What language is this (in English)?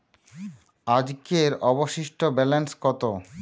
Bangla